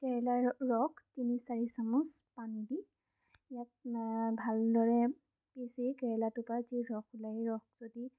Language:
Assamese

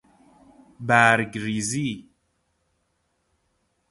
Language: Persian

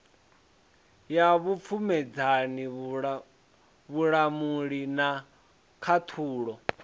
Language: Venda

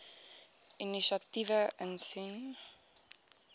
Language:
Afrikaans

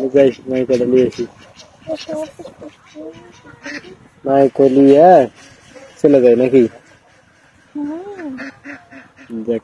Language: Romanian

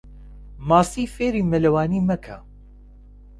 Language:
Central Kurdish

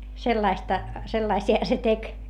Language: Finnish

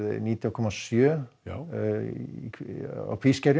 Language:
Icelandic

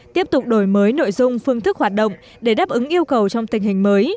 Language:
Vietnamese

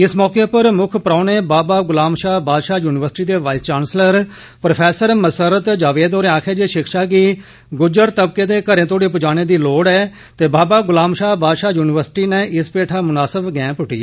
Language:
Dogri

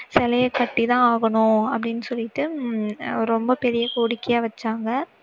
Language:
Tamil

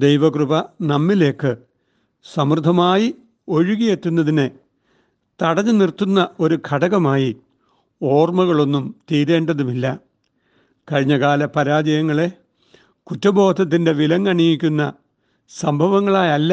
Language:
Malayalam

